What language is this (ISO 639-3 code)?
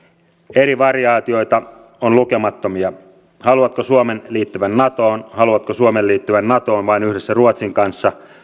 fin